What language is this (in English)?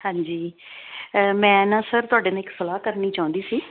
Punjabi